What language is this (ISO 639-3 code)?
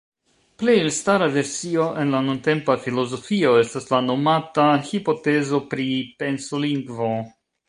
epo